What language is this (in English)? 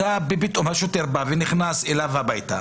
Hebrew